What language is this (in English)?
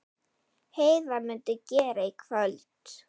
Icelandic